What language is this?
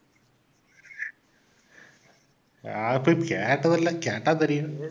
Tamil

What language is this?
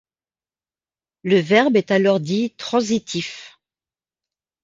French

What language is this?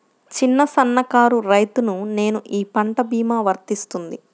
Telugu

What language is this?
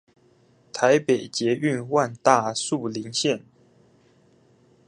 Chinese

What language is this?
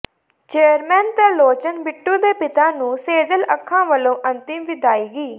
Punjabi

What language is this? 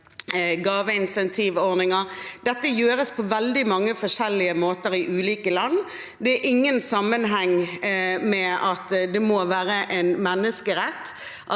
Norwegian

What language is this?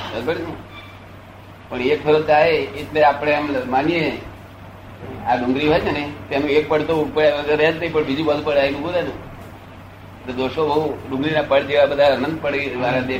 Gujarati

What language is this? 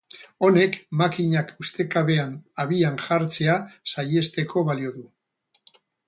Basque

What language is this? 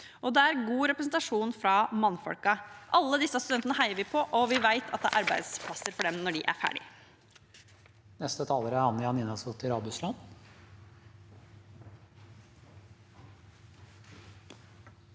Norwegian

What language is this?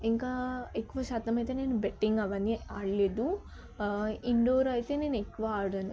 Telugu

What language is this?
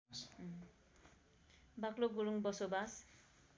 Nepali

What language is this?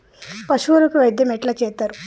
Telugu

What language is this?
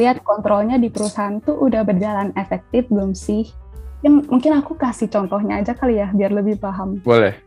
Indonesian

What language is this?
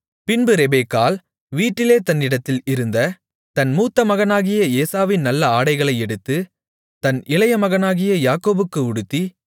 Tamil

